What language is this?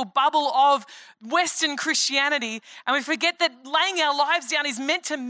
English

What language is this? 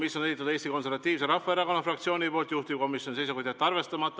Estonian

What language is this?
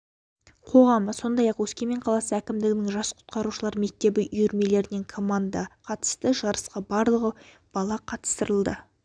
Kazakh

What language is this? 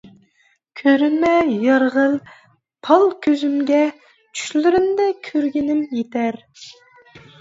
Uyghur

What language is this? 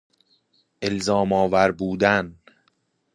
Persian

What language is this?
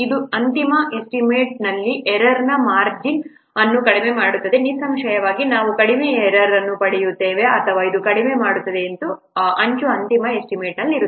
Kannada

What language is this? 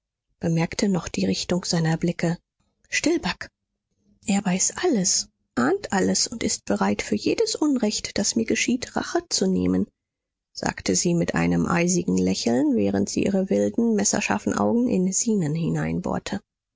German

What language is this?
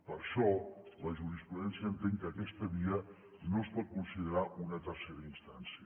Catalan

